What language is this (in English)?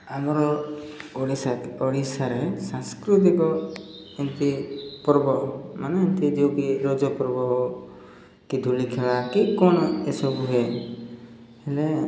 Odia